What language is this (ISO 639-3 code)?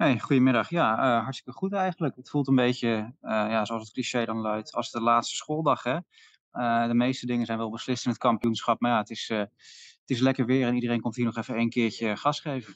nld